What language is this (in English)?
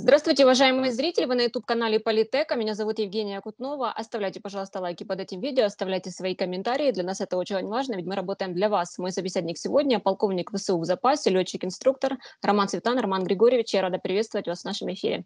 Russian